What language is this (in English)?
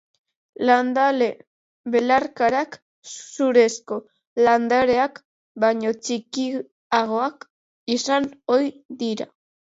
Basque